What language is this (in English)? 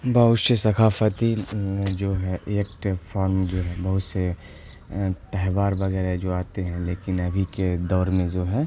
Urdu